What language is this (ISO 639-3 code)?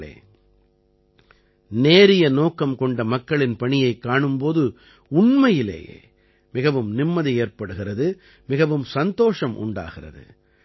tam